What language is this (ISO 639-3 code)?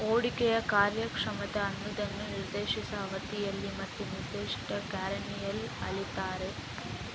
kan